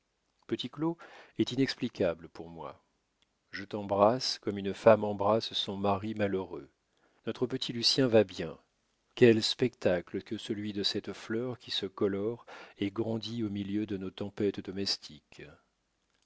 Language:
French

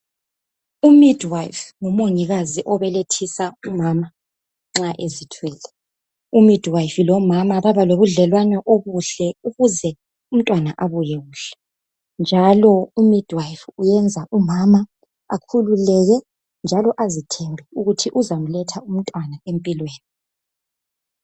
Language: North Ndebele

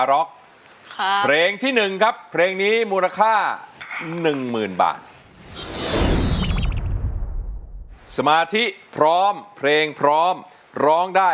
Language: Thai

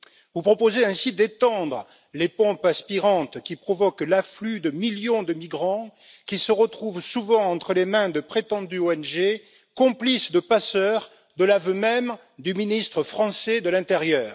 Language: French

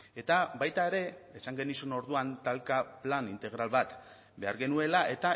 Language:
Basque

